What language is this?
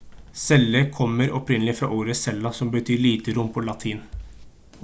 Norwegian Bokmål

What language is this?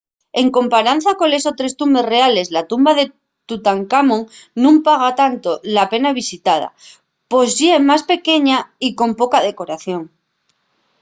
Asturian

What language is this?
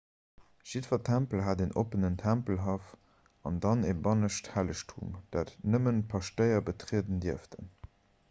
Luxembourgish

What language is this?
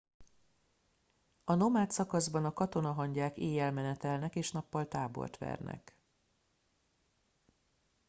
Hungarian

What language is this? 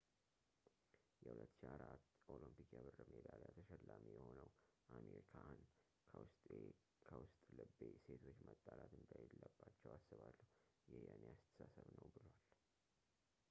Amharic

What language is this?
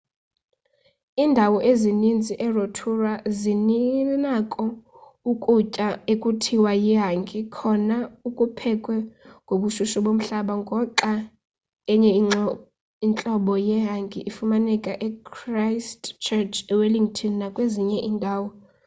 Xhosa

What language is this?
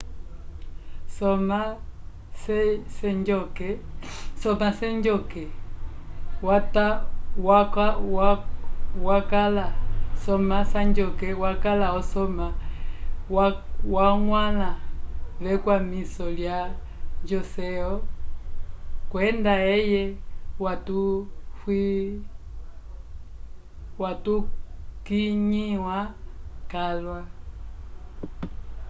Umbundu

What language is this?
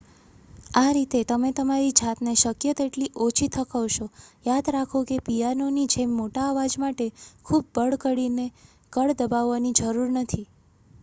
Gujarati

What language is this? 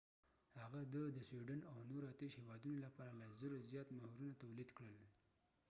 Pashto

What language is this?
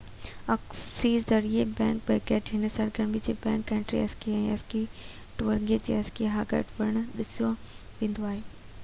Sindhi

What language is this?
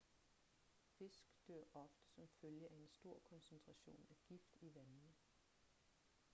Danish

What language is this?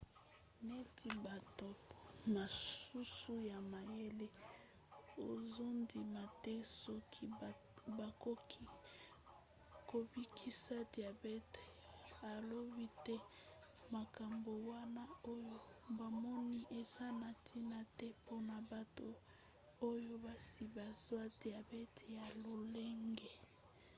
Lingala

